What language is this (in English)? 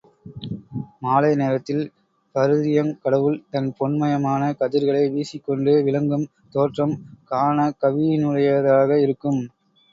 Tamil